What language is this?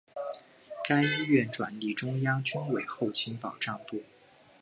Chinese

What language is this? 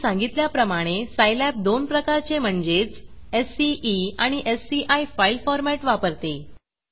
Marathi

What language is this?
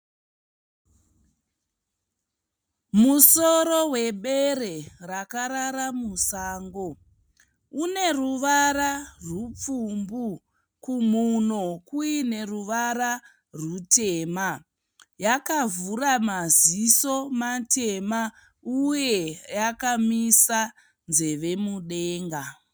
Shona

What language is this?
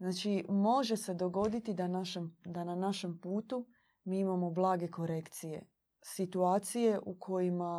Croatian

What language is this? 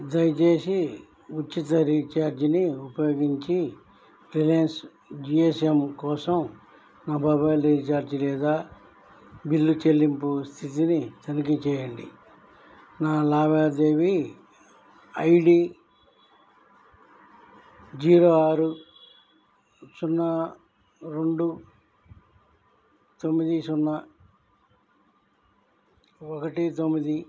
Telugu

